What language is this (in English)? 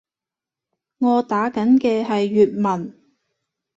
Cantonese